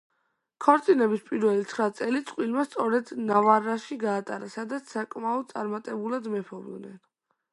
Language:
Georgian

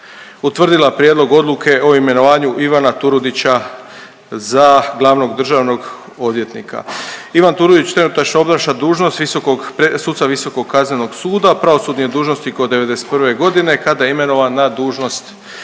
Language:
Croatian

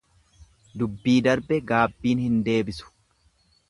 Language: Oromo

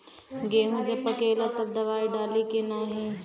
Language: Bhojpuri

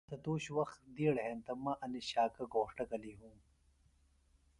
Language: Phalura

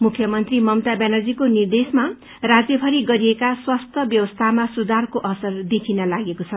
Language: Nepali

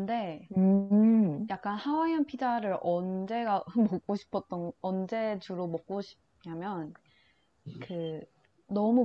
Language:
Korean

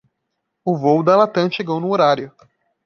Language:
Portuguese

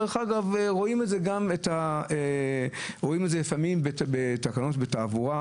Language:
Hebrew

